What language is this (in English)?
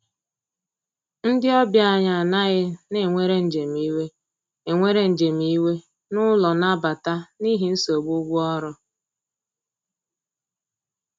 Igbo